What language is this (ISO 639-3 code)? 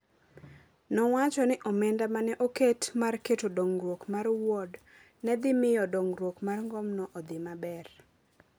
luo